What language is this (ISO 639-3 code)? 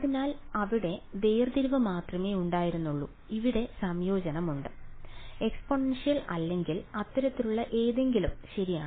mal